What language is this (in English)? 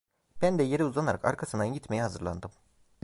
Turkish